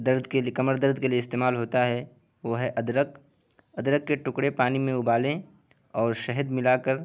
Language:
Urdu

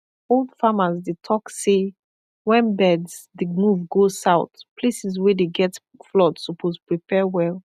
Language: Nigerian Pidgin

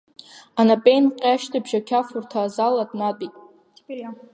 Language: Abkhazian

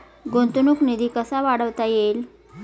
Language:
Marathi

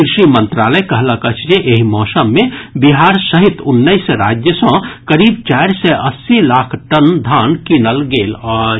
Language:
Maithili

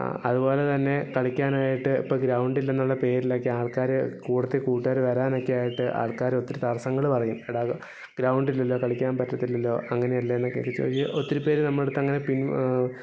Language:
Malayalam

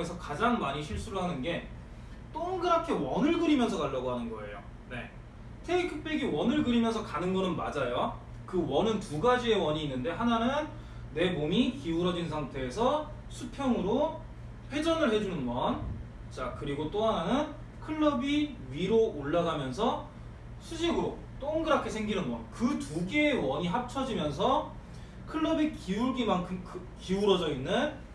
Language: Korean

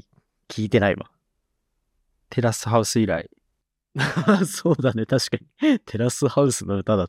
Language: Japanese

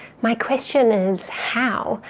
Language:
English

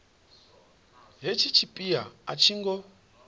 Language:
Venda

